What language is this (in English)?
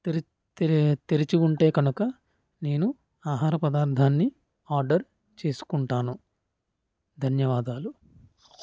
Telugu